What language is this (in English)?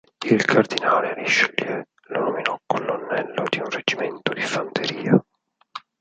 Italian